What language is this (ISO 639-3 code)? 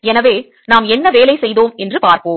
tam